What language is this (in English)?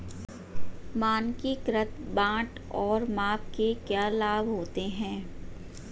Hindi